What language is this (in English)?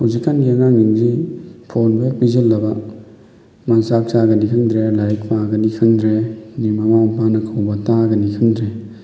Manipuri